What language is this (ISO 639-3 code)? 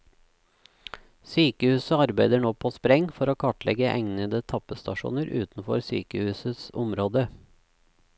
nor